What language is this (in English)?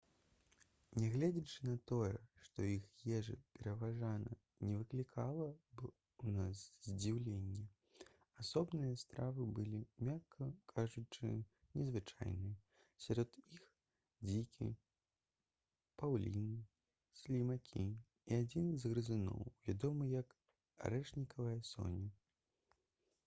Belarusian